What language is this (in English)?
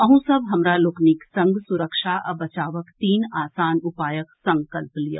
Maithili